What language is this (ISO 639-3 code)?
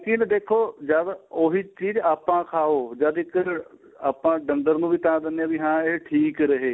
pan